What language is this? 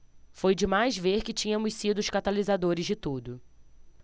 Portuguese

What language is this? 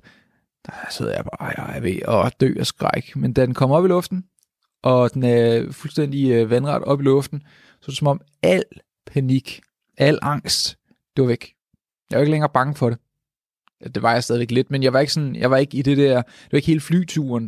Danish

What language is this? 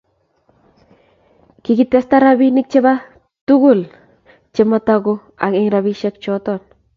Kalenjin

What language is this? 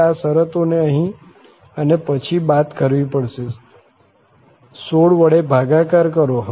Gujarati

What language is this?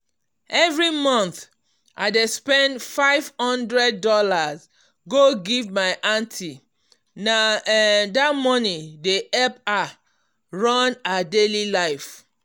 Nigerian Pidgin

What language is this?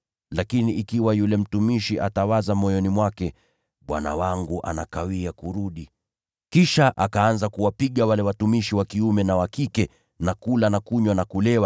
Swahili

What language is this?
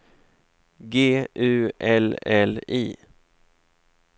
Swedish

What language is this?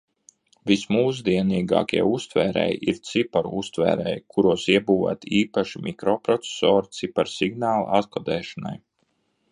Latvian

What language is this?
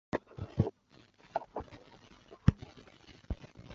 Chinese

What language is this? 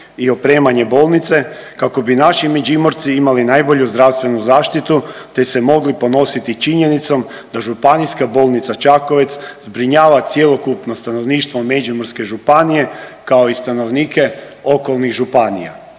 Croatian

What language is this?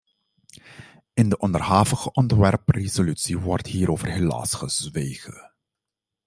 Dutch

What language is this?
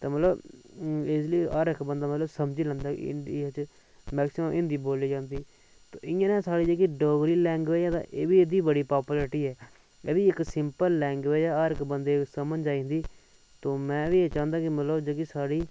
Dogri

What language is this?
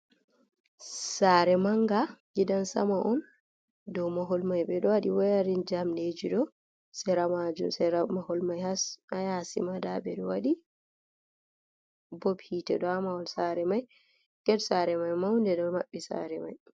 Fula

